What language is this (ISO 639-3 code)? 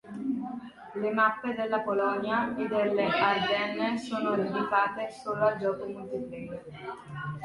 ita